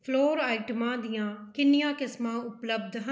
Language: Punjabi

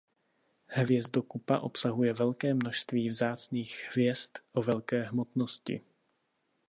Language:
Czech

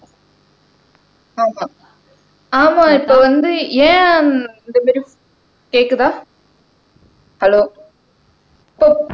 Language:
Tamil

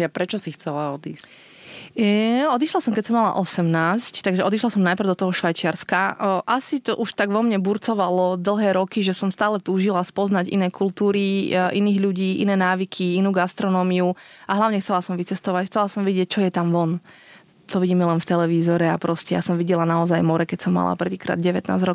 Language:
Slovak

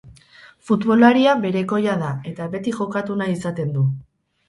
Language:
Basque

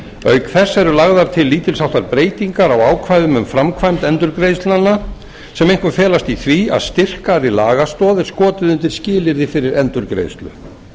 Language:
Icelandic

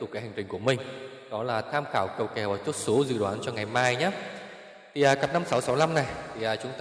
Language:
Vietnamese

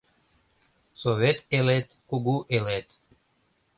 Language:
Mari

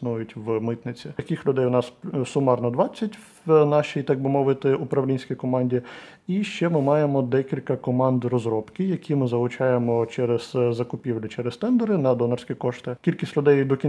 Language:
Ukrainian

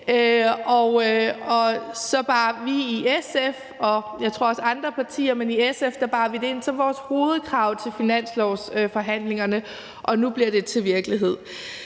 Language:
Danish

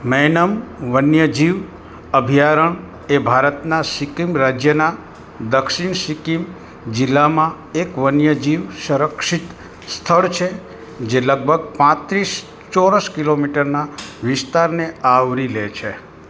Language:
Gujarati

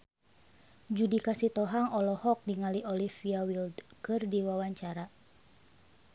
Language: Sundanese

